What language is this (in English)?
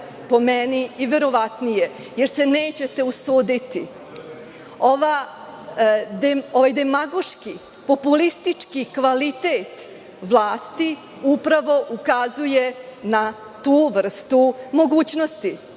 Serbian